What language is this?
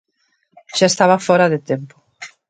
Galician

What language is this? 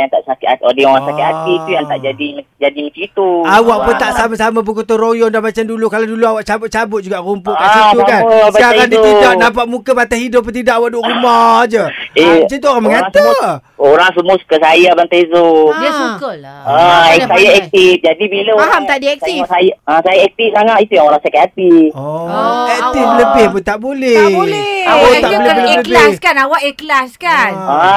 Malay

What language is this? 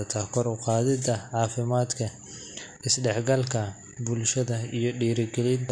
Somali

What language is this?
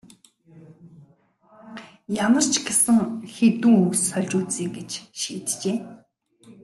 Mongolian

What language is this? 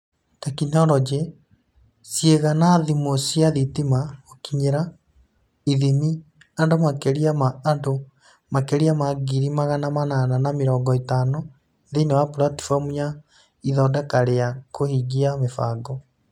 Kikuyu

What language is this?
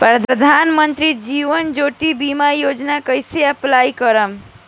Bhojpuri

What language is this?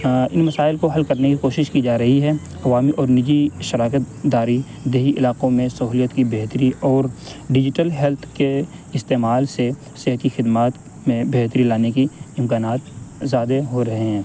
Urdu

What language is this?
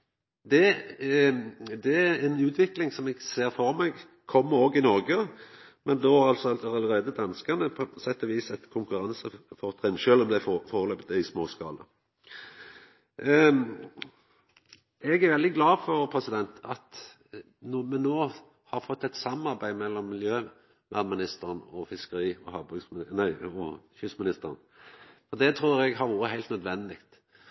Norwegian Nynorsk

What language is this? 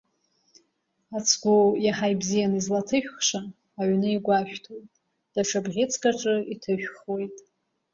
Abkhazian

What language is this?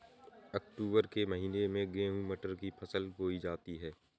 Hindi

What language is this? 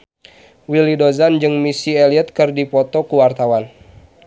Sundanese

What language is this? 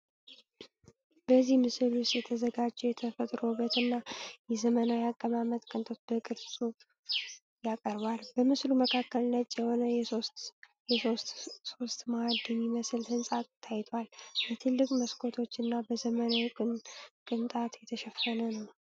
Amharic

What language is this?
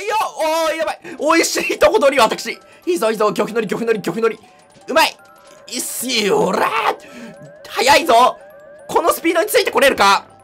Japanese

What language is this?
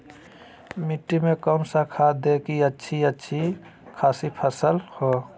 Magahi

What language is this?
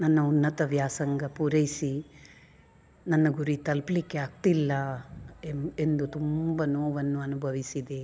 Kannada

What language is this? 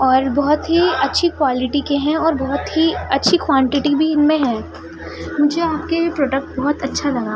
Urdu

